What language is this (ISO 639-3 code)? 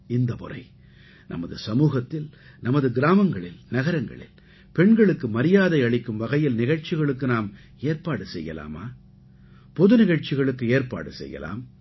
tam